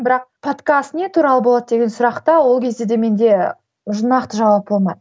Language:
Kazakh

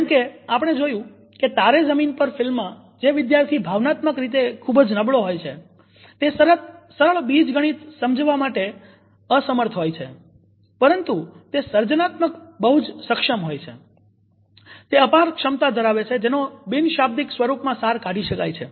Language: Gujarati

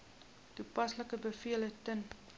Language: Afrikaans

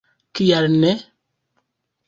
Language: Esperanto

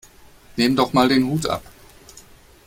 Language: German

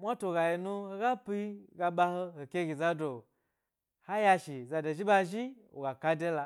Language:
Gbari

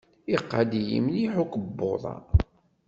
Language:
Kabyle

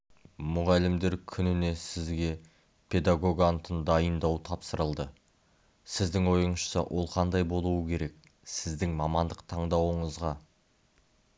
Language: Kazakh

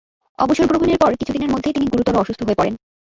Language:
Bangla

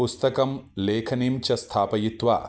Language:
Sanskrit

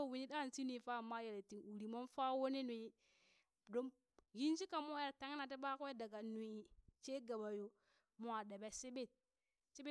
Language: Burak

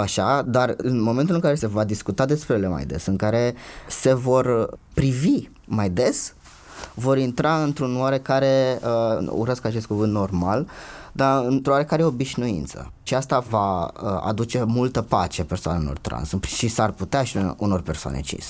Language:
Romanian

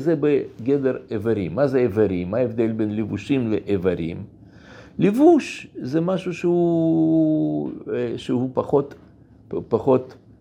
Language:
Hebrew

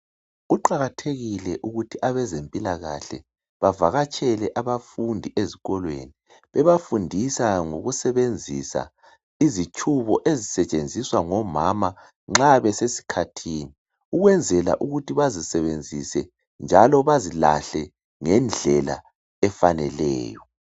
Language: North Ndebele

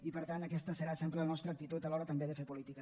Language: Catalan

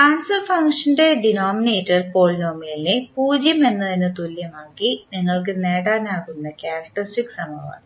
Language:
Malayalam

